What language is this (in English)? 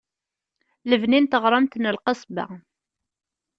Kabyle